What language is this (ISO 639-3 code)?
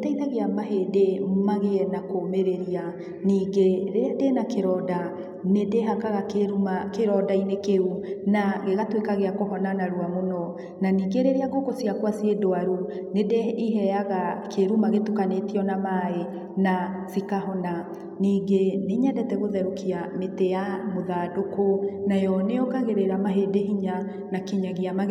kik